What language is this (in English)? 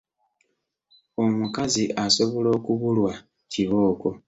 Ganda